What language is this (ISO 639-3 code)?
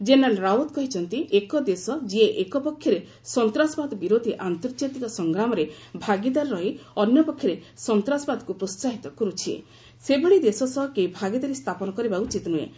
ori